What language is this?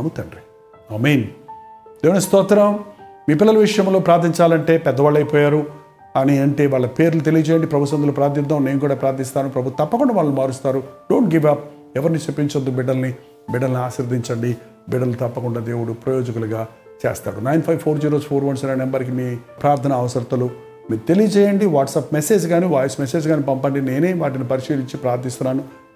Telugu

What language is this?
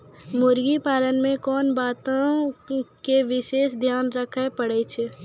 Maithili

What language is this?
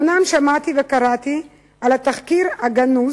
Hebrew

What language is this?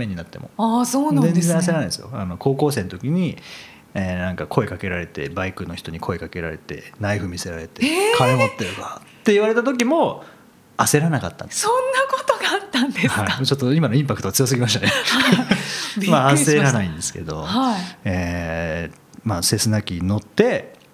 Japanese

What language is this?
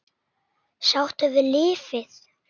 Icelandic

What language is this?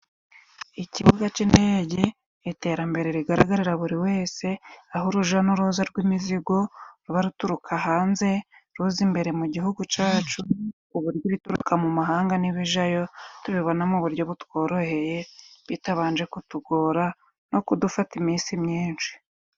Kinyarwanda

